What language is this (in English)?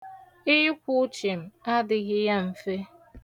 Igbo